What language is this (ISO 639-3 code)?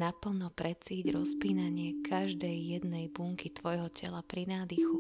slk